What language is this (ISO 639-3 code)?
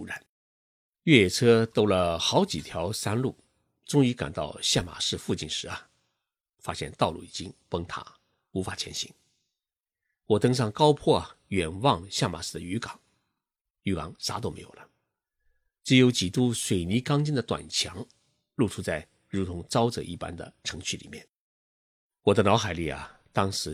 zho